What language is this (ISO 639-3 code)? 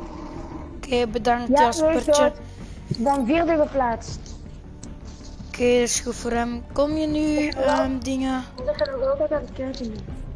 nld